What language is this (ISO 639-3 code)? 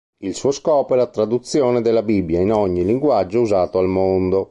ita